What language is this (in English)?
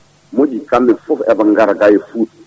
Fula